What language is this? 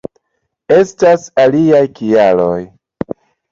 Esperanto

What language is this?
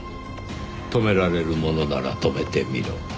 Japanese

